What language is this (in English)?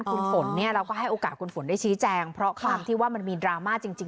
Thai